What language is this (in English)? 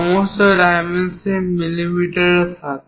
Bangla